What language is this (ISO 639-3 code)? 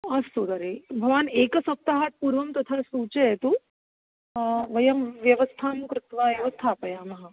san